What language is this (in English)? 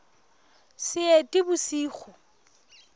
Southern Sotho